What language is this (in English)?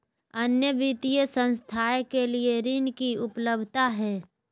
Magahi